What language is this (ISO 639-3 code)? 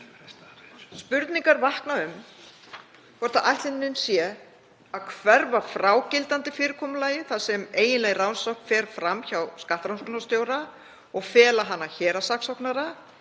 isl